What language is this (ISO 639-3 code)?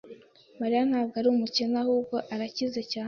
kin